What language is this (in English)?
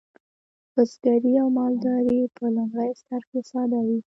Pashto